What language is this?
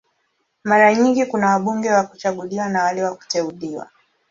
Swahili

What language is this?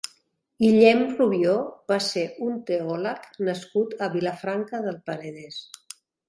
Catalan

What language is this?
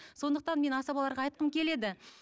Kazakh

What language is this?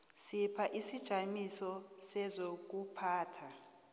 South Ndebele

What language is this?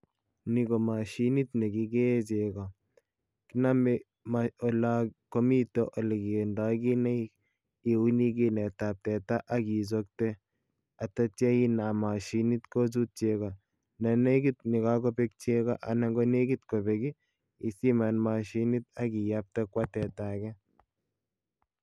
Kalenjin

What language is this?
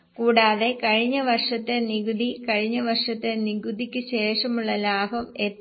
Malayalam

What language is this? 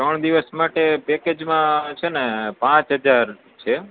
Gujarati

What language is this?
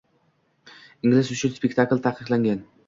Uzbek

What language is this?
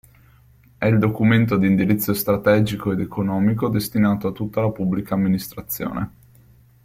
Italian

